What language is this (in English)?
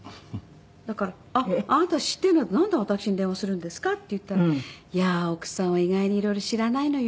Japanese